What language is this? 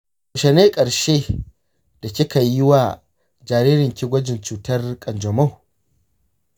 Hausa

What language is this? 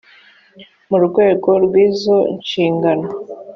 Kinyarwanda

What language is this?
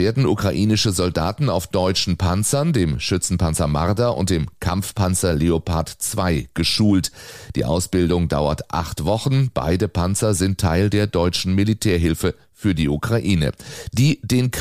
German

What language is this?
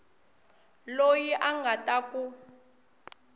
Tsonga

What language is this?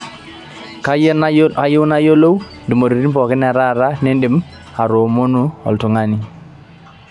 Masai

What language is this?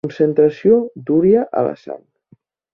Catalan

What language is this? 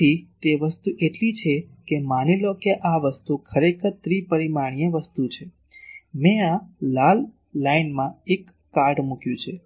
Gujarati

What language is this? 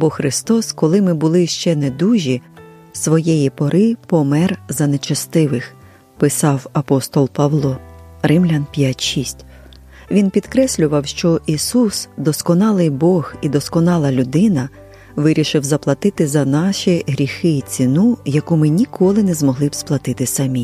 Ukrainian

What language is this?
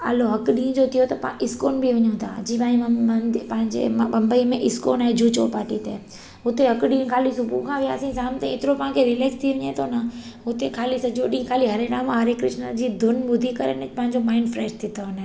Sindhi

